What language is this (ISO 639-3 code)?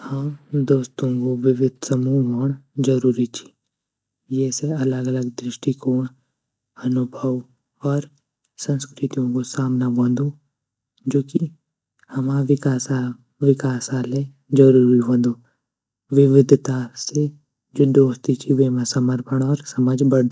gbm